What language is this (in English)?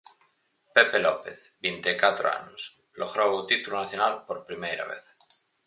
Galician